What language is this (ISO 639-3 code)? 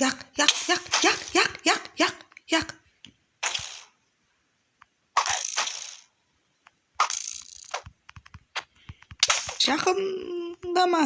lat